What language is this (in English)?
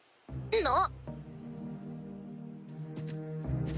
Japanese